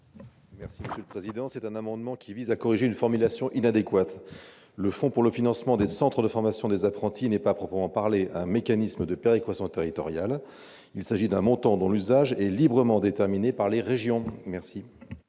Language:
French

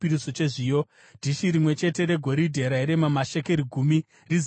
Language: Shona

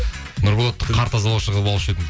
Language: Kazakh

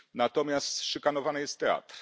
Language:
Polish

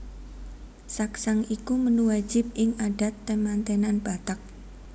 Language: Javanese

